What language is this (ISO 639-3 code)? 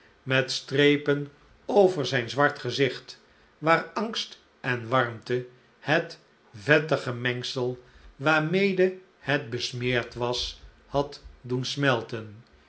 nld